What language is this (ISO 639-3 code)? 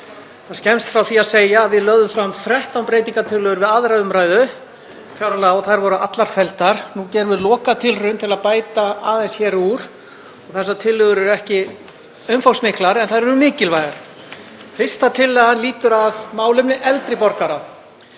isl